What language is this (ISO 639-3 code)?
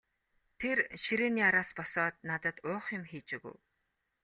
mon